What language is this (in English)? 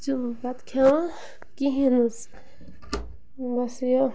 Kashmiri